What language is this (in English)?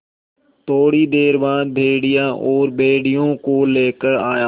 Hindi